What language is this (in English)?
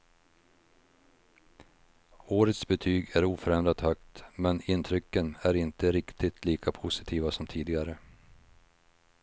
Swedish